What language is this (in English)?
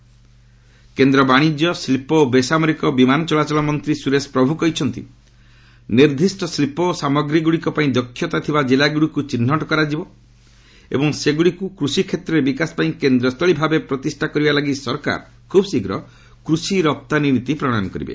Odia